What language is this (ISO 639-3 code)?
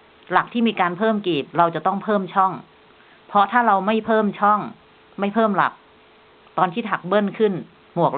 tha